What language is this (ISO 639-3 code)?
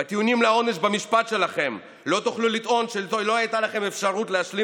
heb